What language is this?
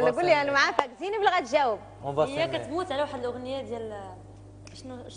Arabic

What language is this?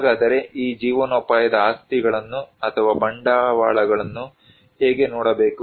Kannada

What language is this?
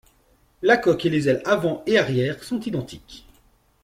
French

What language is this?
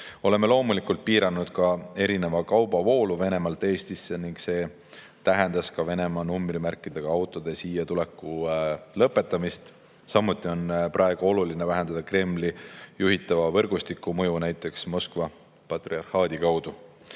Estonian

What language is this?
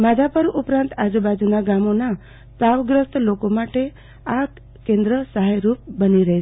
Gujarati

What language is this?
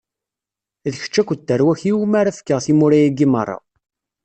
Kabyle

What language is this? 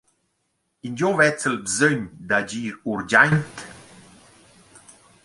Romansh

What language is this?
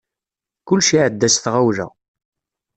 Kabyle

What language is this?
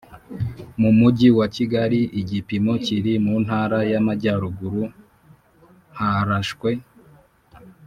Kinyarwanda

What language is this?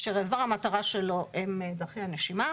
Hebrew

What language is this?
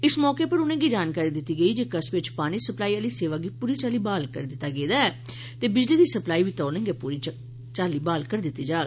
Dogri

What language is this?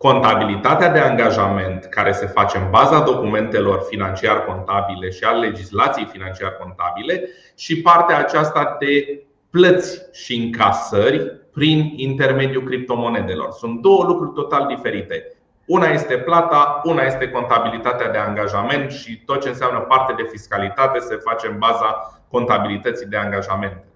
Romanian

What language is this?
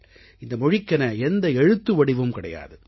Tamil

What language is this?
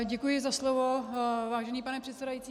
Czech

